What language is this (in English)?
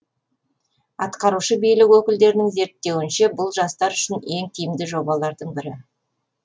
Kazakh